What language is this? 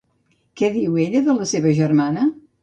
Catalan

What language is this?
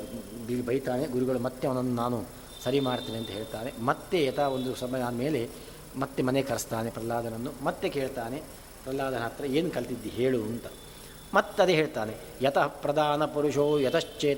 Kannada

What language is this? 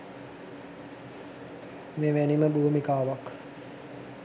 Sinhala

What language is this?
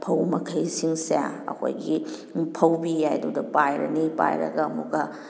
Manipuri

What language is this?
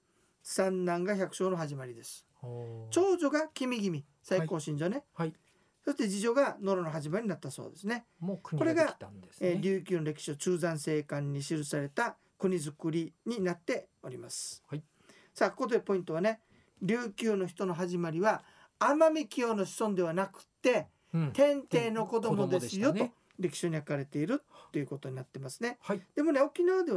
Japanese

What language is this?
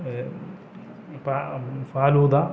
Malayalam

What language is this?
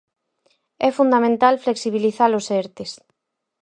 Galician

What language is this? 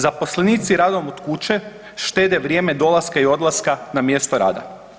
Croatian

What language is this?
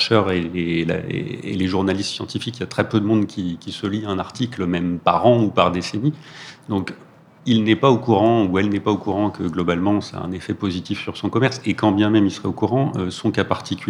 French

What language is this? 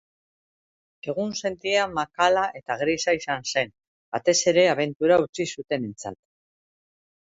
Basque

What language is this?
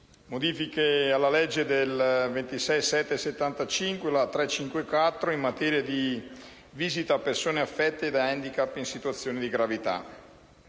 Italian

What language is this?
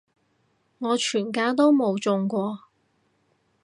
Cantonese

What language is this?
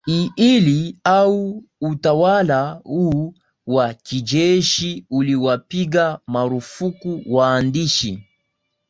Swahili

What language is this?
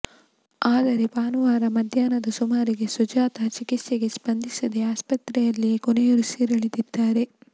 Kannada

